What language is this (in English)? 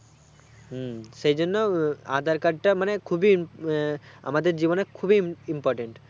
Bangla